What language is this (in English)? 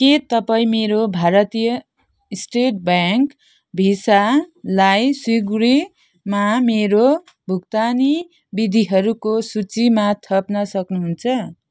Nepali